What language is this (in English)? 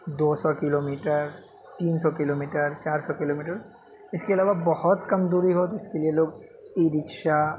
Urdu